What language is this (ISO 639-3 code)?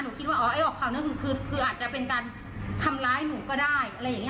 tha